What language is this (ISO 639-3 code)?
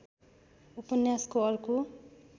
nep